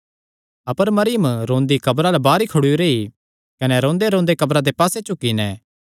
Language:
Kangri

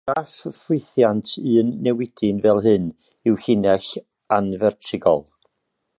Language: Welsh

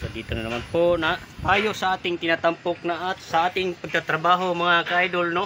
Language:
Filipino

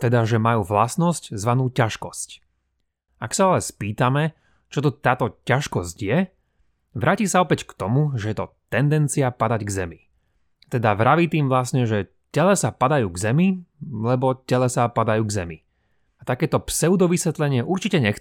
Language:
Slovak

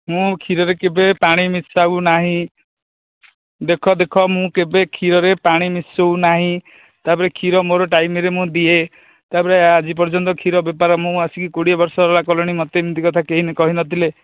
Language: Odia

